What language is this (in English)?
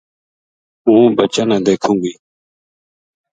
Gujari